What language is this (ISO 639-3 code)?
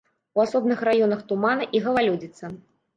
bel